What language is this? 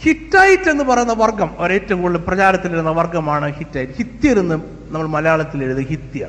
Malayalam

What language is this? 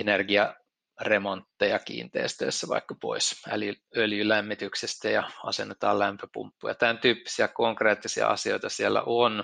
Finnish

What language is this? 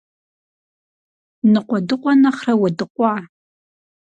Kabardian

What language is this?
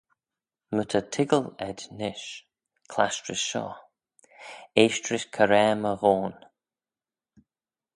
Manx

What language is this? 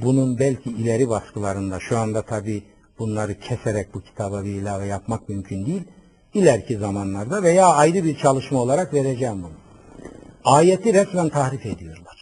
Turkish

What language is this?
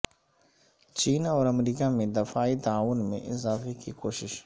Urdu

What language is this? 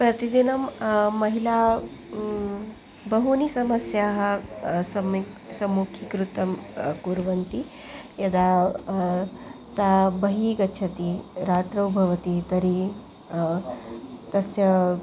Sanskrit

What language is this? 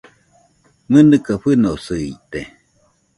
Nüpode Huitoto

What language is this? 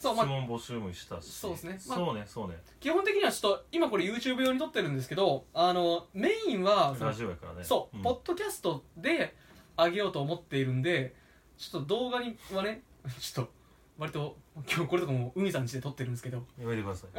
Japanese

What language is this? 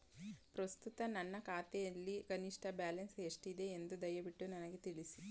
Kannada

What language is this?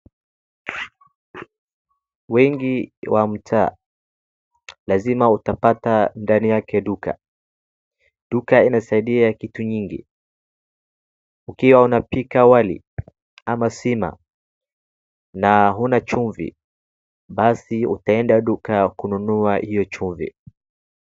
Swahili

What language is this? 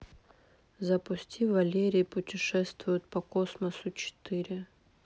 Russian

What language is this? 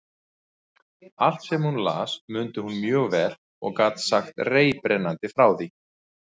Icelandic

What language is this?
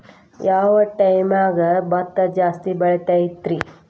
Kannada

